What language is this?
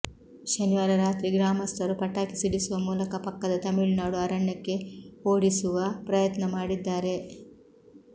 Kannada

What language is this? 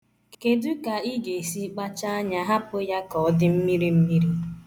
Igbo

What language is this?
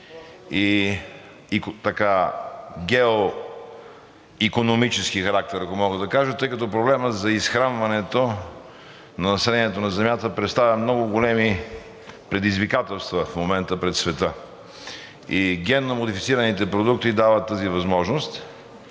Bulgarian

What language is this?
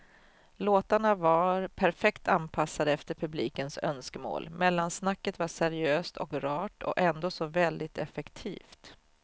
Swedish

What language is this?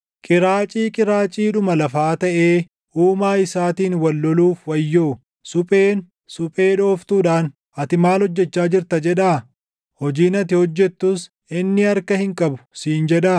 Oromo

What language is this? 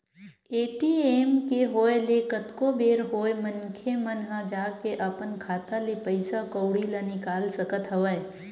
Chhattisgarhi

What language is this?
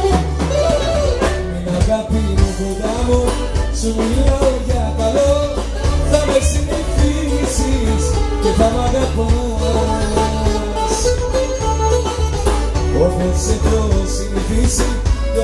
Greek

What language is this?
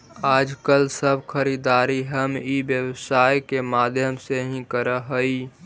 Magahi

